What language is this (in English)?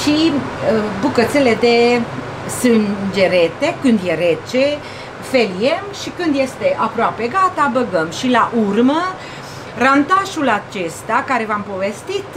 Romanian